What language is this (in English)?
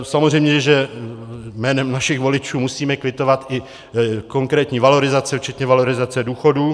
Czech